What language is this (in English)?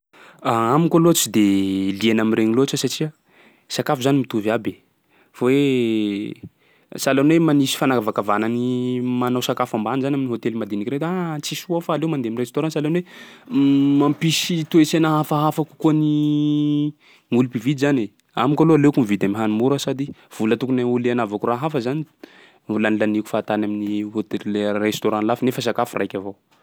Sakalava Malagasy